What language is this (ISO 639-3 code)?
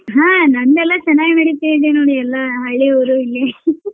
kan